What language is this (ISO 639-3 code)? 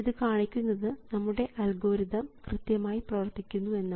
mal